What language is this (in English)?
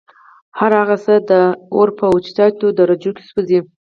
Pashto